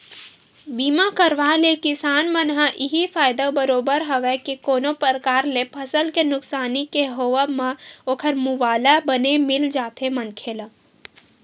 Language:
Chhattisgarhi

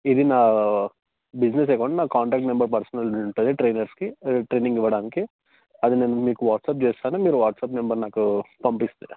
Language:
Telugu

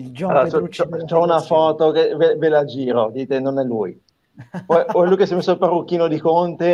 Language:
Italian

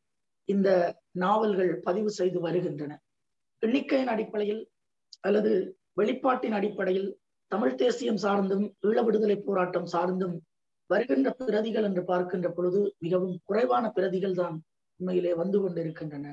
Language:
Tamil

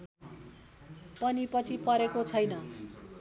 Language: Nepali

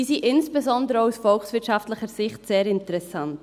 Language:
Swiss German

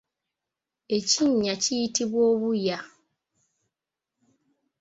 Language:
Ganda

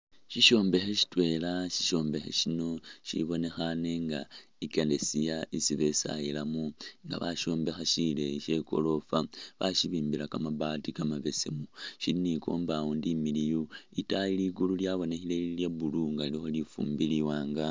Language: Masaaba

